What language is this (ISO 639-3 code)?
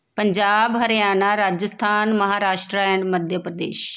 pan